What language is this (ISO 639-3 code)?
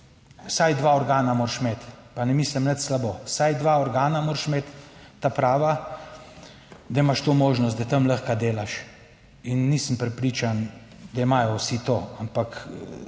slv